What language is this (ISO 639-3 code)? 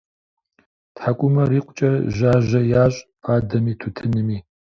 kbd